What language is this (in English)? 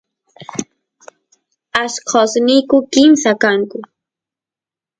Santiago del Estero Quichua